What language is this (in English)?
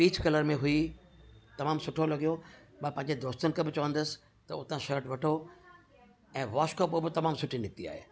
Sindhi